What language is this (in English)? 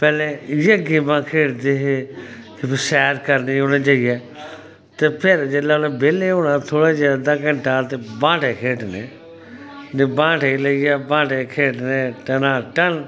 Dogri